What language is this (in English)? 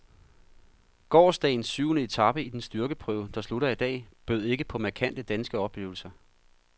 Danish